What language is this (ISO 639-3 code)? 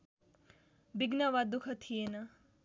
nep